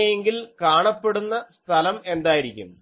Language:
Malayalam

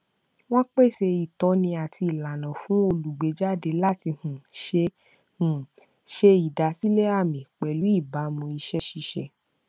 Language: Yoruba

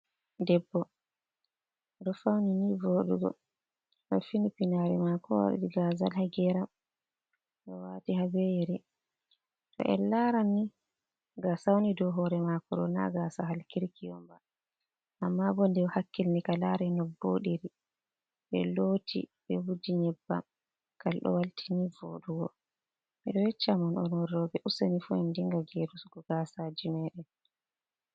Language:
Fula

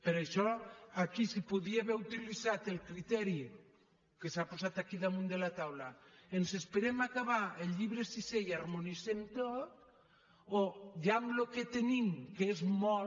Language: Catalan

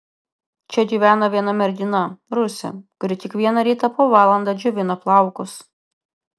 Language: Lithuanian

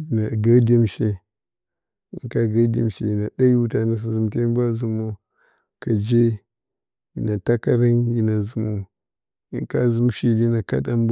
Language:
Bacama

